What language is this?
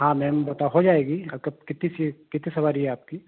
Hindi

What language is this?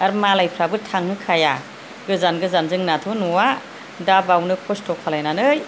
Bodo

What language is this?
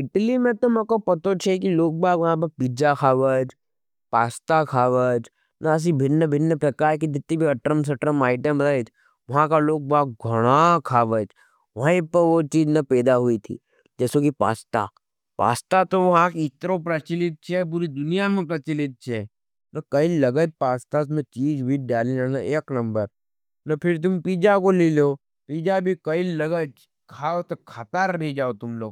Nimadi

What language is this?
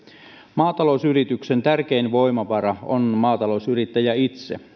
Finnish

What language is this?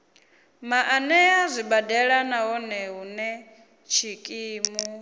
Venda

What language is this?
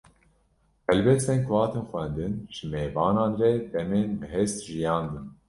Kurdish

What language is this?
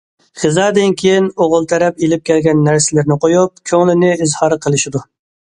Uyghur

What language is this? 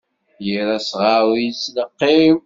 Kabyle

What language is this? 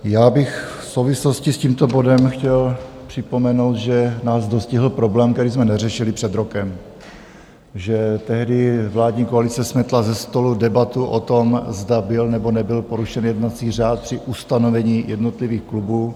Czech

